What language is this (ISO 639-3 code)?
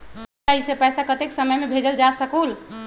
mag